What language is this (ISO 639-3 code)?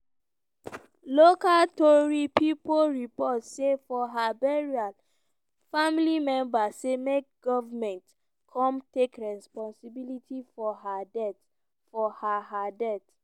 pcm